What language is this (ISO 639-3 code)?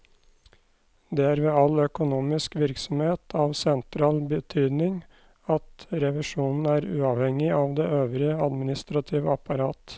nor